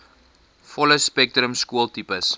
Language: Afrikaans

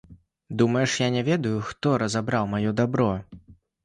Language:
Belarusian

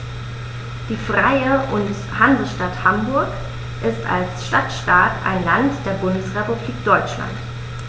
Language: German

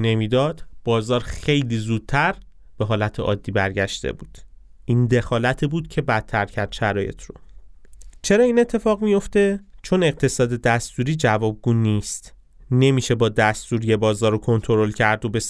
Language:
Persian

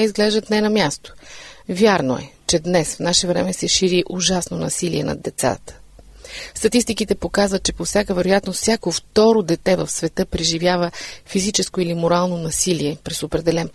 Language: Bulgarian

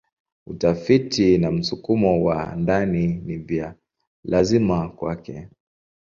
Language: Swahili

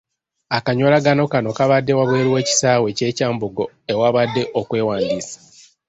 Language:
Ganda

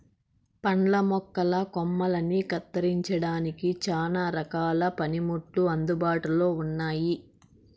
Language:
Telugu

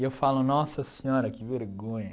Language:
Portuguese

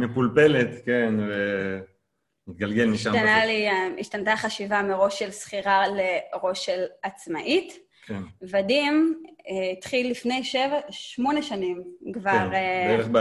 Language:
Hebrew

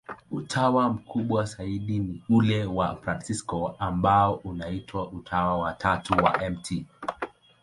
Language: Swahili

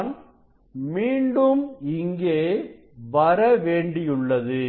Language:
Tamil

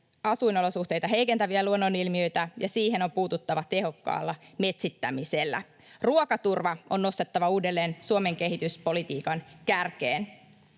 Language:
Finnish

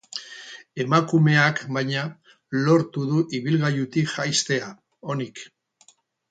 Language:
Basque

